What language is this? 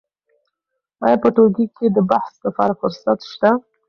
Pashto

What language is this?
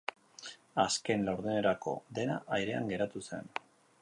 Basque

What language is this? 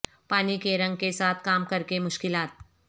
Urdu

